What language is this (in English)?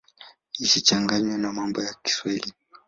Swahili